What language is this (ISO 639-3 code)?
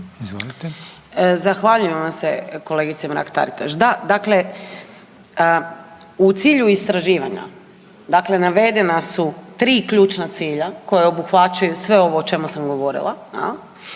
hrv